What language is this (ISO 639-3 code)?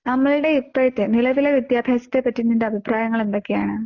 mal